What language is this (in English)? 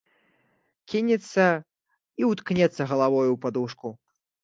Belarusian